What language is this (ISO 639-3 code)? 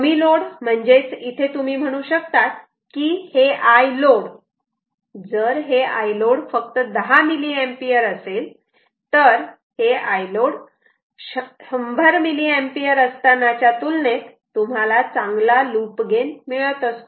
mar